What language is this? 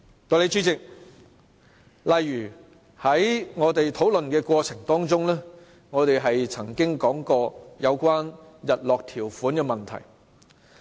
Cantonese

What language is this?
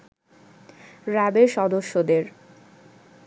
Bangla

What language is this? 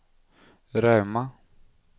Norwegian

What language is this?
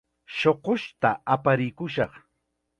Chiquián Ancash Quechua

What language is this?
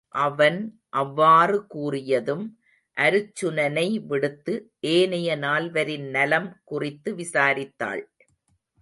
Tamil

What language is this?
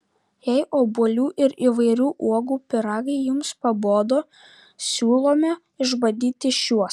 Lithuanian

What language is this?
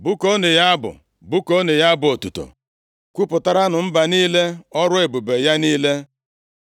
Igbo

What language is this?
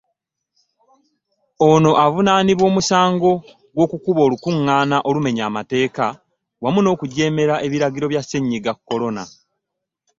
Ganda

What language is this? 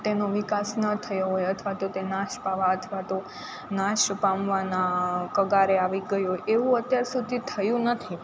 Gujarati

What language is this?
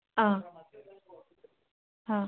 Assamese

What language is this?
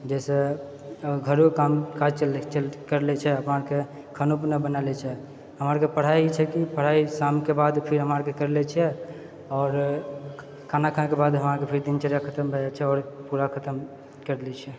Maithili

